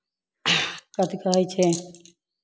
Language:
Hindi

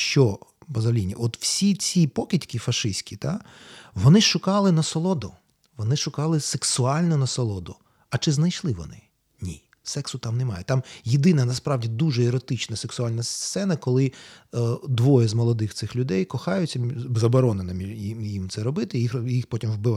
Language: Ukrainian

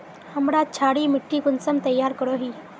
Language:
Magahi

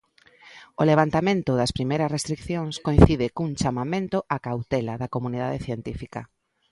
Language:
Galician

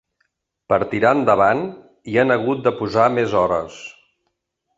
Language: Catalan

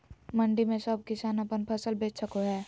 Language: Magahi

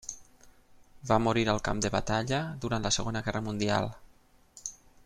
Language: Catalan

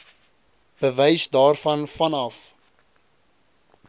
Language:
Afrikaans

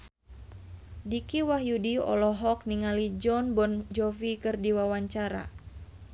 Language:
Sundanese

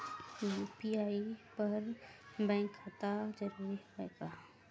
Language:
Chhattisgarhi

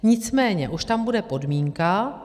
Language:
Czech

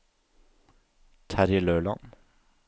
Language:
Norwegian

